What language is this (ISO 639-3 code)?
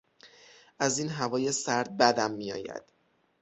fas